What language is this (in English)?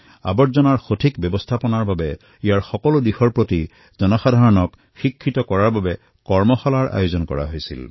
Assamese